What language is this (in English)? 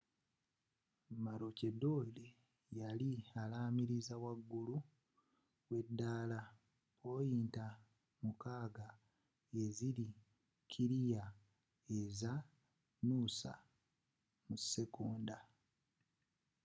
Ganda